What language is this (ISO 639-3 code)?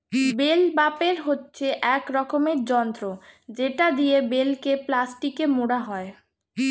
ben